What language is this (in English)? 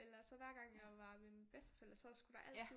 Danish